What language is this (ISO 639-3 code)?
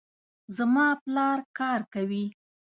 pus